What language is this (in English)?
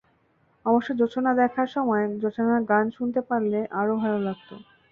Bangla